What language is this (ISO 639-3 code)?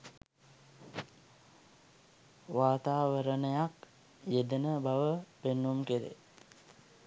sin